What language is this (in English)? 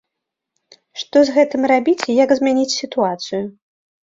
Belarusian